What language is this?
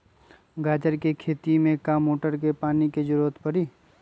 Magahi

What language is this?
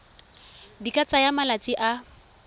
Tswana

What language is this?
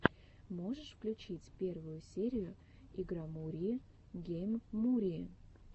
Russian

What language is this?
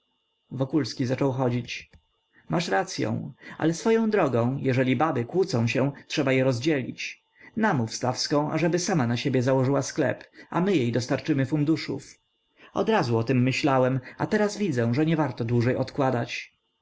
Polish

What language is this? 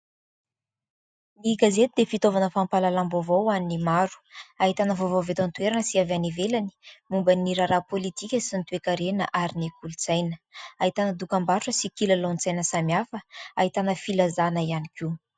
Malagasy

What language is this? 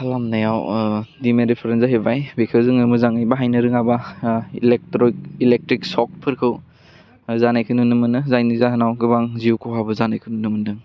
Bodo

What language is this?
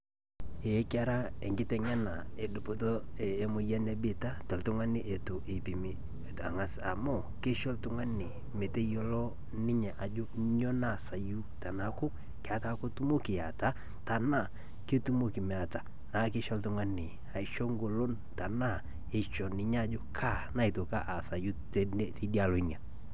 Masai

